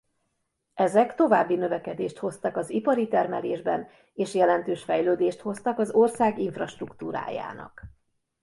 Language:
Hungarian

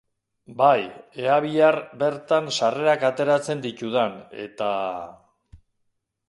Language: Basque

